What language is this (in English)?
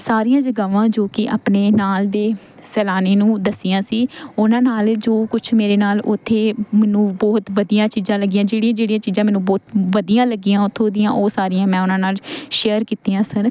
Punjabi